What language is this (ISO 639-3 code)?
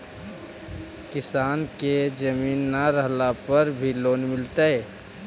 mag